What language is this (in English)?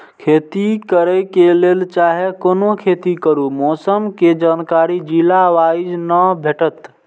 Maithili